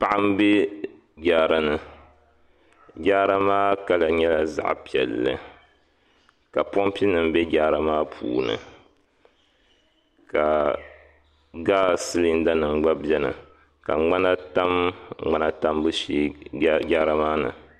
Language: Dagbani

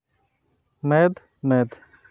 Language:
Santali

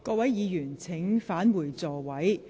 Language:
Cantonese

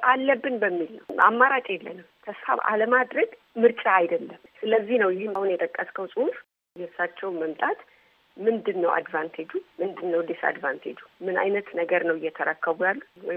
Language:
Amharic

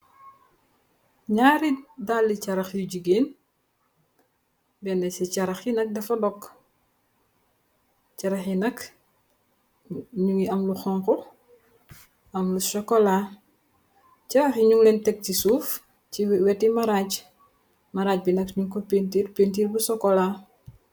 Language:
Wolof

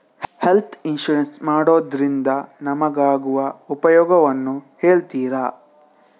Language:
Kannada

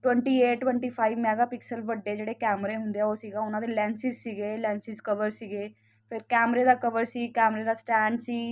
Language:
Punjabi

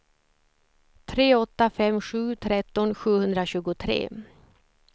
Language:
Swedish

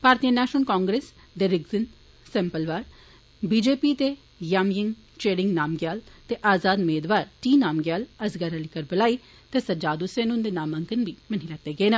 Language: Dogri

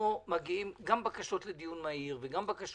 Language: Hebrew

